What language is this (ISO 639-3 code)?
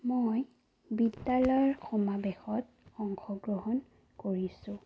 asm